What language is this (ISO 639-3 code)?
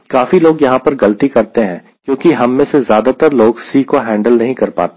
hin